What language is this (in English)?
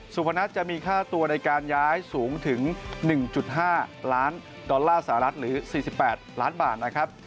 Thai